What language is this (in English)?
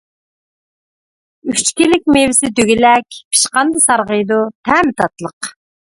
Uyghur